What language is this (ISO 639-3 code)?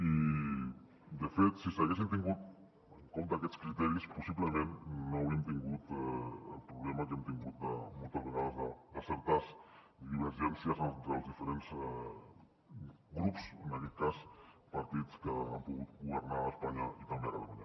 cat